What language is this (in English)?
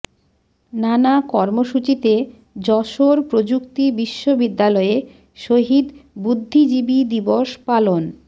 Bangla